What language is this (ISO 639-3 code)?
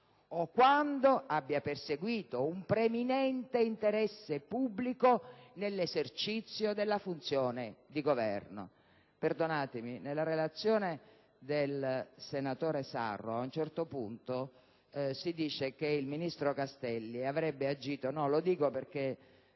ita